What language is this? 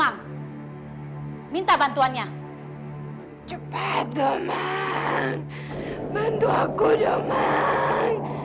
Indonesian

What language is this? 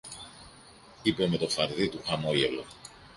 Greek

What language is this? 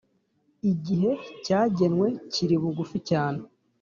Kinyarwanda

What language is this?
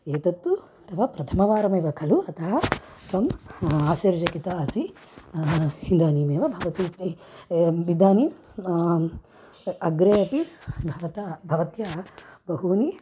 Sanskrit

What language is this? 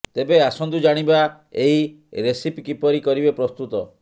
Odia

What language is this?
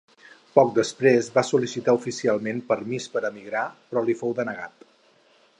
Catalan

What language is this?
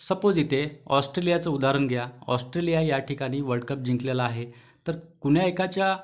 Marathi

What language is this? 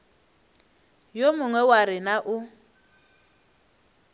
Northern Sotho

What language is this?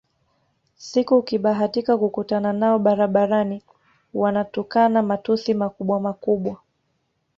Swahili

